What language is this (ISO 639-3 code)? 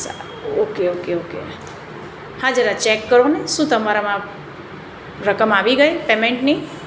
guj